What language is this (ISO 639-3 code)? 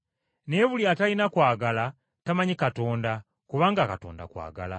lug